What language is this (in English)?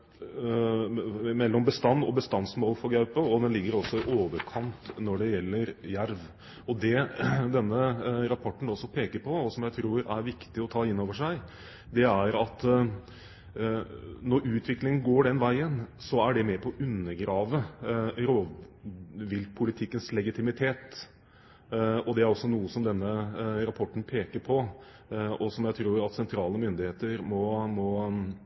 Norwegian Bokmål